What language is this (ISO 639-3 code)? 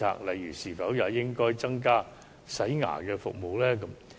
yue